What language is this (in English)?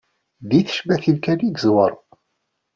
Kabyle